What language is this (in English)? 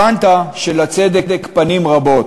Hebrew